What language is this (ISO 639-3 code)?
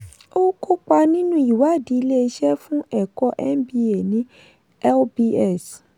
yor